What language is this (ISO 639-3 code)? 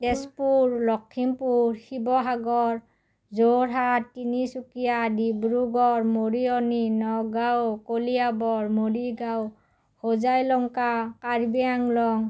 asm